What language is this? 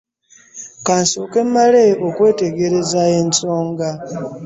Ganda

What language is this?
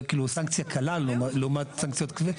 Hebrew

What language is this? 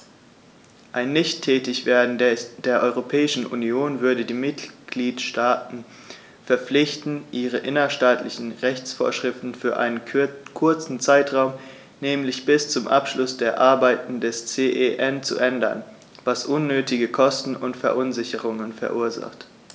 German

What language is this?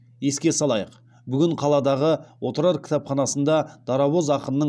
Kazakh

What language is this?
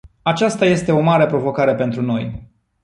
Romanian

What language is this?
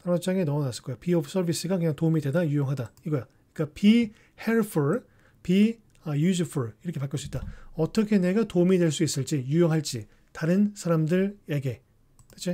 Korean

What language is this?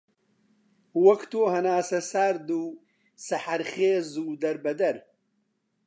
Central Kurdish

